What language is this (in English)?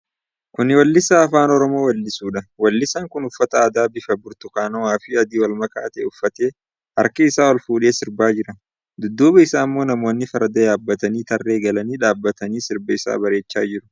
Oromo